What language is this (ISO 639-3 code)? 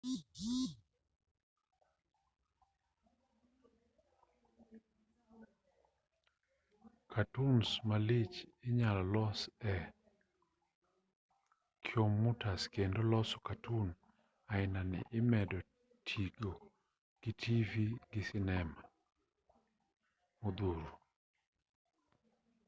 luo